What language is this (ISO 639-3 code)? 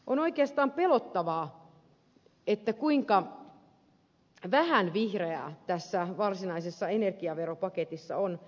fin